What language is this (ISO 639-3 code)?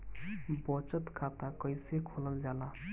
bho